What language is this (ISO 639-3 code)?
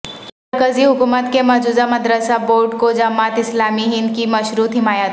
urd